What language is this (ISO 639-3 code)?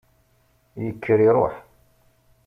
kab